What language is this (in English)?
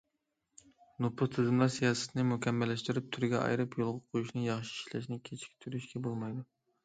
Uyghur